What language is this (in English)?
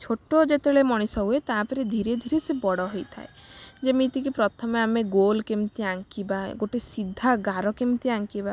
Odia